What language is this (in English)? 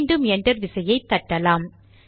Tamil